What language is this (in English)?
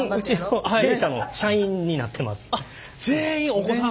Japanese